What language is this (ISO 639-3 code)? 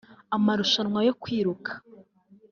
kin